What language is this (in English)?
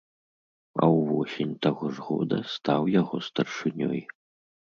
Belarusian